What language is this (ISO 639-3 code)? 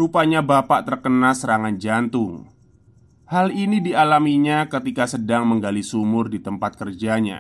ind